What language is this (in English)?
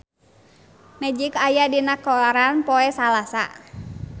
Sundanese